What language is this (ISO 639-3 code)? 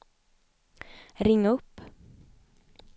swe